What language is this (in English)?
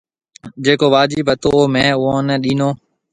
Marwari (Pakistan)